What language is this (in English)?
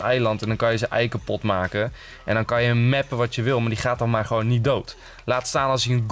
Dutch